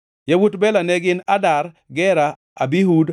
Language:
Luo (Kenya and Tanzania)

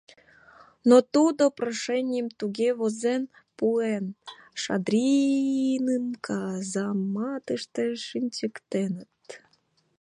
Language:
Mari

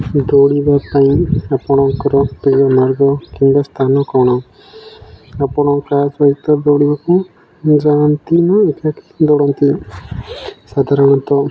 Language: Odia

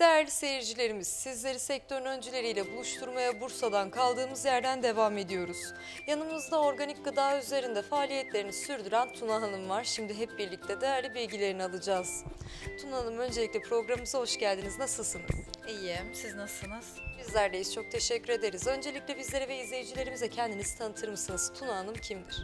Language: Turkish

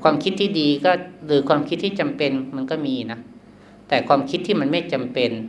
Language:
Thai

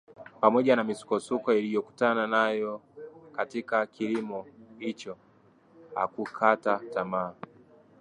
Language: Swahili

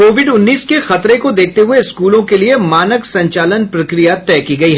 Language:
Hindi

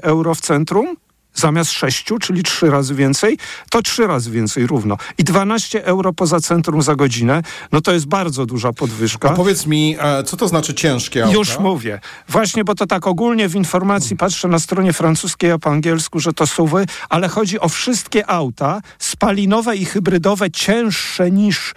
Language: Polish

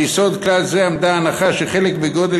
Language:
Hebrew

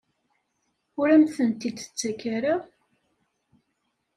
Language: Kabyle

